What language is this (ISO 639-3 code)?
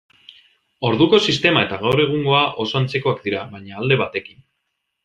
eus